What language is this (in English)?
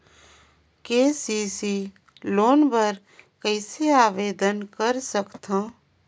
Chhattisgarhi